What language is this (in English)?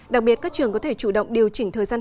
Vietnamese